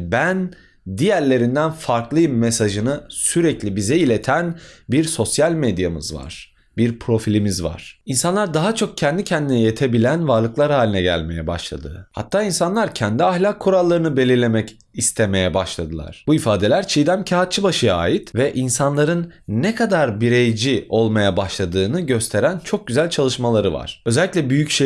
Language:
Turkish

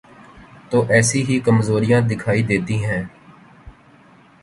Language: Urdu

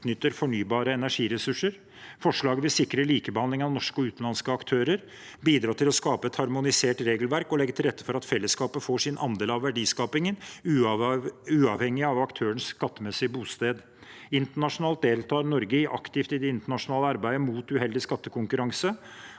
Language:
Norwegian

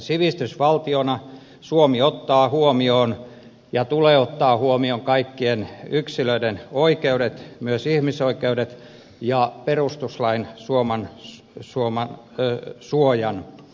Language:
Finnish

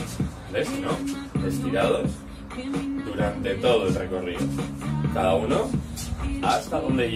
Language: Spanish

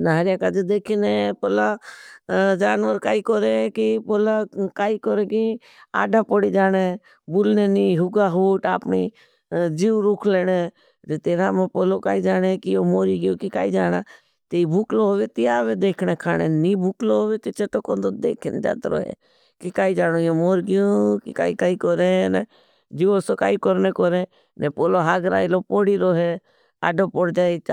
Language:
Bhili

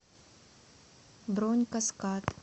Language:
Russian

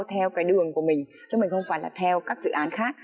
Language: Vietnamese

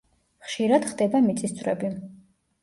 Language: Georgian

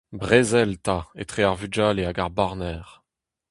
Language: Breton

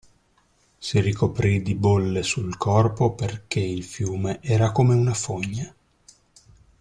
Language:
Italian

